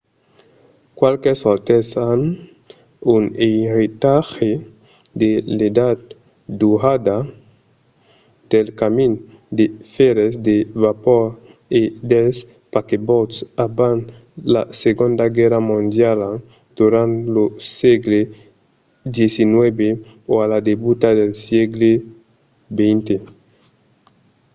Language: Occitan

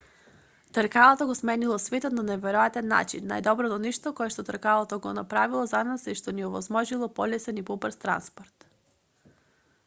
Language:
Macedonian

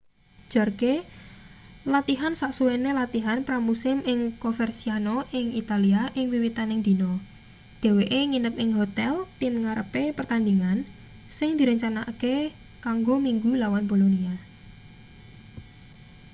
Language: Javanese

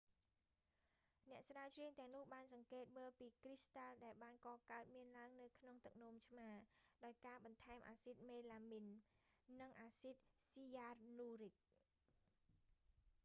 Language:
Khmer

